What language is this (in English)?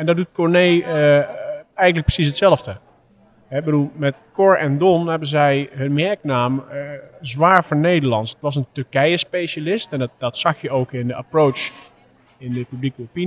Dutch